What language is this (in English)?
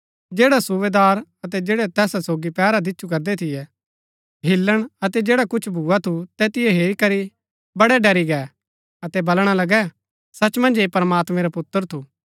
Gaddi